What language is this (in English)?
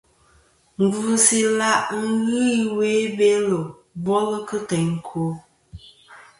Kom